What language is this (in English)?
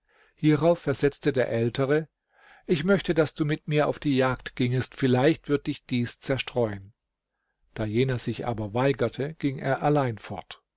German